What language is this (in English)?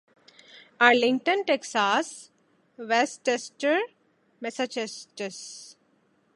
Urdu